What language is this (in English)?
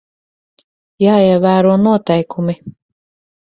Latvian